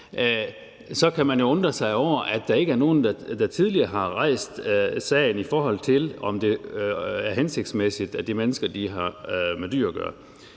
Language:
Danish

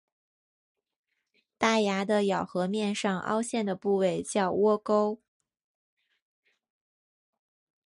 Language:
Chinese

